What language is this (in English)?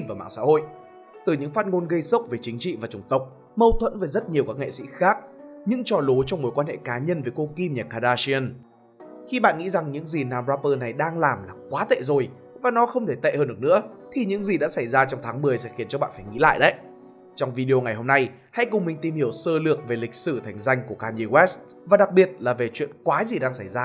Vietnamese